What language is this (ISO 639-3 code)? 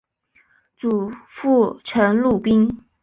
zho